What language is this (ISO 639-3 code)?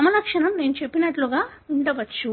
tel